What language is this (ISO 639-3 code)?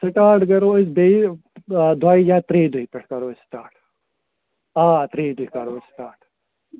kas